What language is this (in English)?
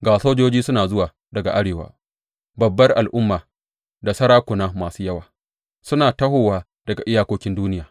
Hausa